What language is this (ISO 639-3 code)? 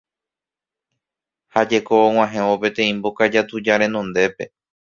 grn